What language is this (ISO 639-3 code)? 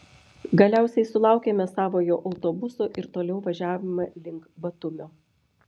lit